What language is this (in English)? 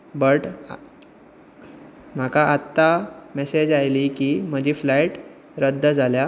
Konkani